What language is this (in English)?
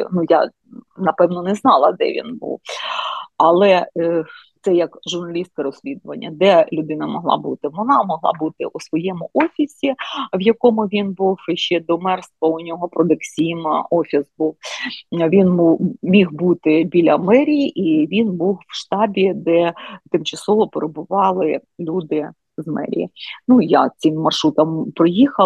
Ukrainian